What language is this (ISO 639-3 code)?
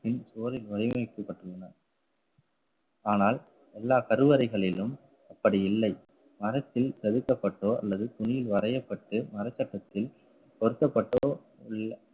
tam